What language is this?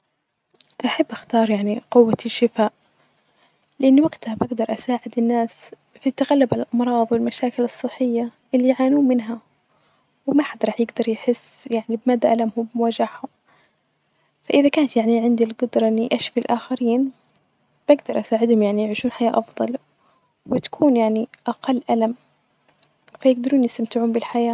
Najdi Arabic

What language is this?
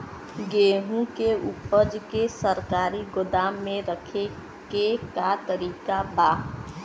Bhojpuri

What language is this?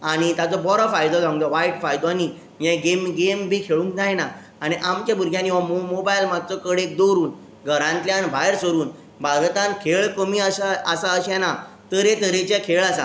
Konkani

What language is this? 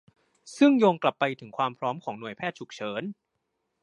Thai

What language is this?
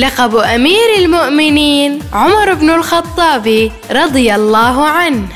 Arabic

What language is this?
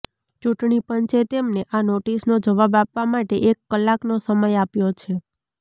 Gujarati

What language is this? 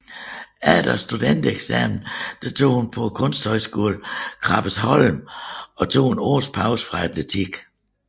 Danish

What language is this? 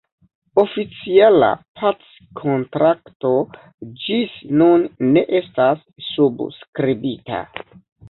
Esperanto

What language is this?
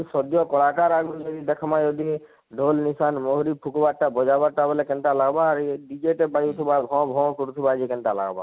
Odia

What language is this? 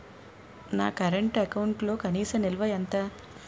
Telugu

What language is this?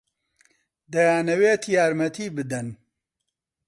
Central Kurdish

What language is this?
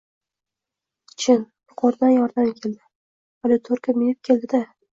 Uzbek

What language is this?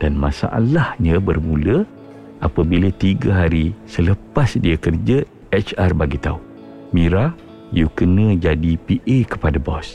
Malay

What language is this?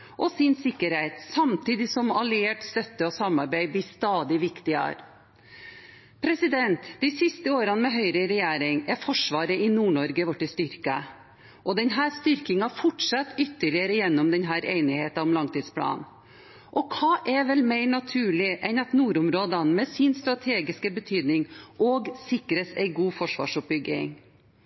Norwegian Bokmål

